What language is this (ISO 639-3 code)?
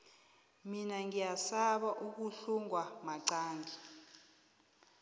nbl